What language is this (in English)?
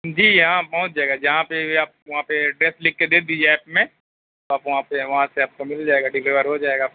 Urdu